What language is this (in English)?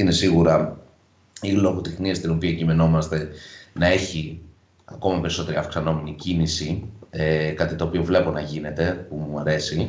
Greek